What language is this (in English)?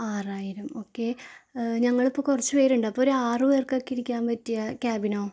Malayalam